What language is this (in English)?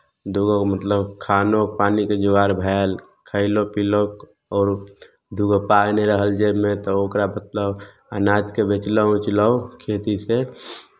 Maithili